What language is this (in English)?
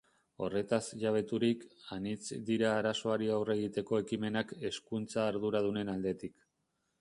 Basque